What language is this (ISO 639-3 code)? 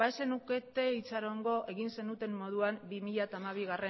eus